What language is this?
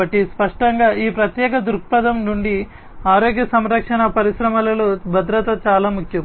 Telugu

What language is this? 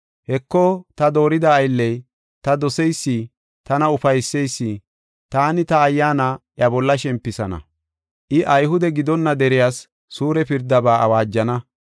Gofa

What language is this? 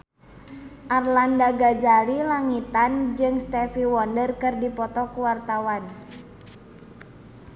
Sundanese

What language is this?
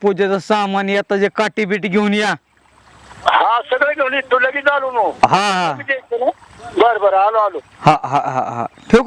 Indonesian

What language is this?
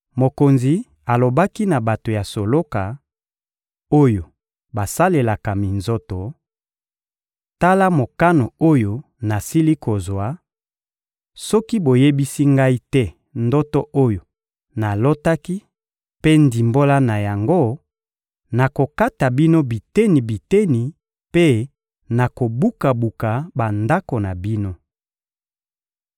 Lingala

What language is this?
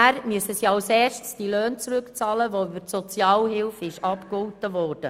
Swiss German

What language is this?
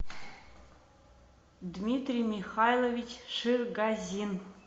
Russian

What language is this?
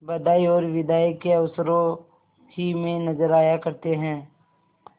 Hindi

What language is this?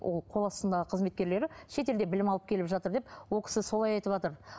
Kazakh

